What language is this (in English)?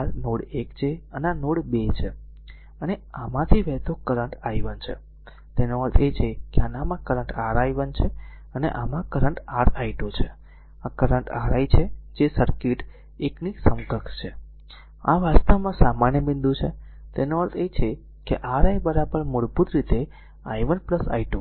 Gujarati